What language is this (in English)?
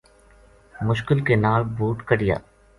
Gujari